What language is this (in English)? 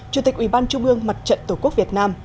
Vietnamese